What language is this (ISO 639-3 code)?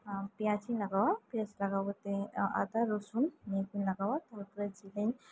sat